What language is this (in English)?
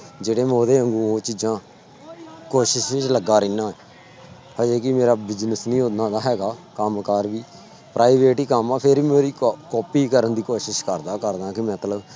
Punjabi